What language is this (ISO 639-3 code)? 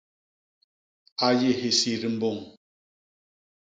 bas